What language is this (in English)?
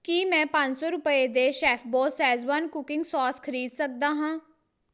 Punjabi